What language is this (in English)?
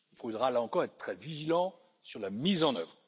French